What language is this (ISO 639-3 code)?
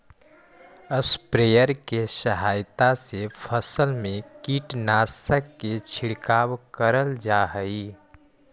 mag